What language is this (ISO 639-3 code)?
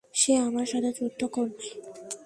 ben